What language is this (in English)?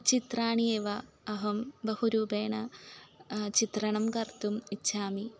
Sanskrit